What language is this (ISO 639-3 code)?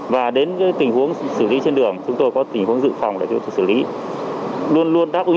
vie